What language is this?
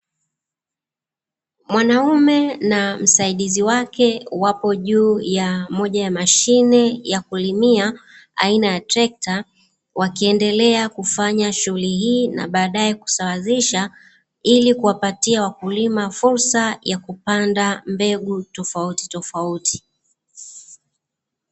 Swahili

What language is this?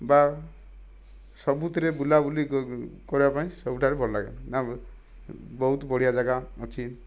Odia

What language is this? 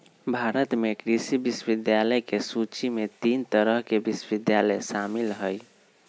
Magahi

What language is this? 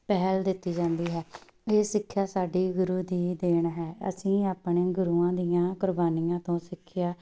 Punjabi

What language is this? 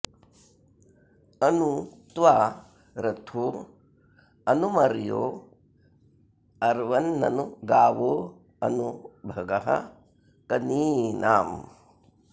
Sanskrit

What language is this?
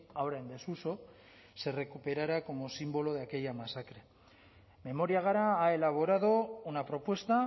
Spanish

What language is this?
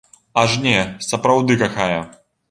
Belarusian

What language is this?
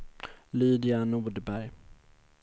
Swedish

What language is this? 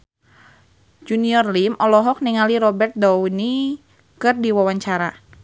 Sundanese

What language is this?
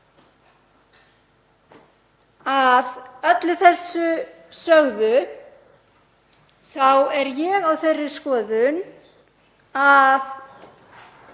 Icelandic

